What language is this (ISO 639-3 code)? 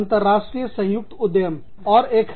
hin